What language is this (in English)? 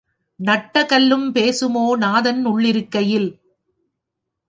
Tamil